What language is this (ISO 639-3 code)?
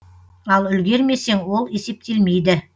kaz